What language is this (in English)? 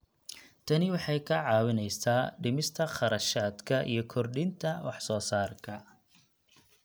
Somali